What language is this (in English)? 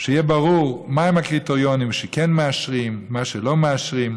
Hebrew